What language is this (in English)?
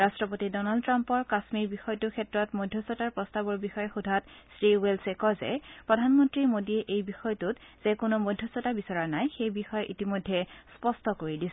Assamese